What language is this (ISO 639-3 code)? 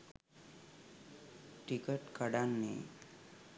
sin